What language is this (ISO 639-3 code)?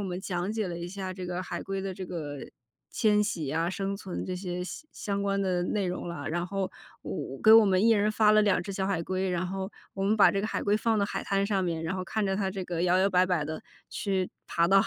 zho